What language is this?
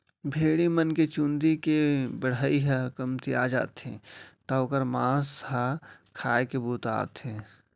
Chhattisgarhi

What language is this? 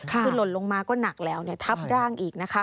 Thai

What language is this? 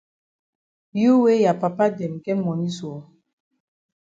Cameroon Pidgin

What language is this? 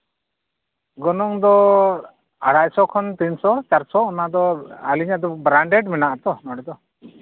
Santali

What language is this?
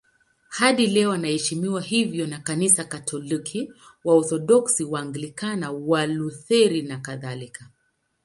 Swahili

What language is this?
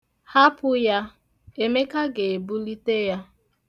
Igbo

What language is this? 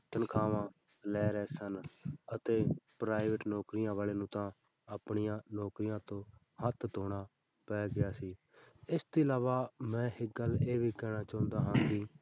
Punjabi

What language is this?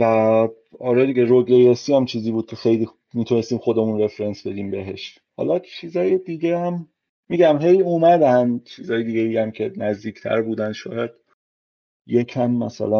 Persian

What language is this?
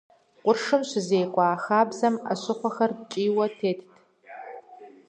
Kabardian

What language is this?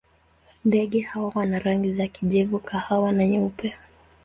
Swahili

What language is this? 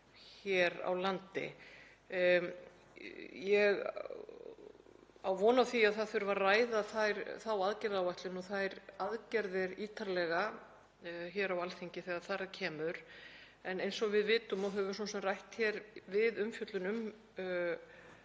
Icelandic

